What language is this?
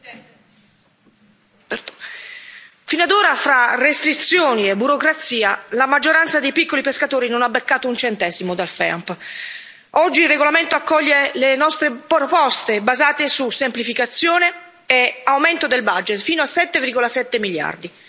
Italian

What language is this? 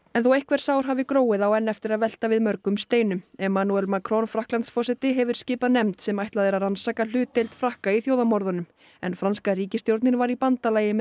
Icelandic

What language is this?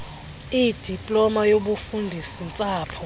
Xhosa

